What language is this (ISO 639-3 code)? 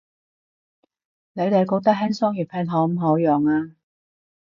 yue